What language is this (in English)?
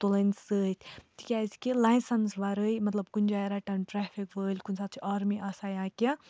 Kashmiri